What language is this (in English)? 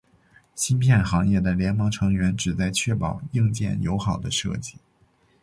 Chinese